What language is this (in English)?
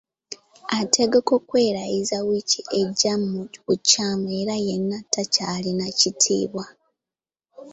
Ganda